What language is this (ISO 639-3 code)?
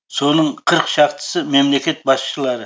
kaz